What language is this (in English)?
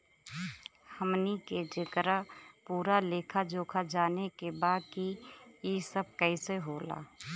Bhojpuri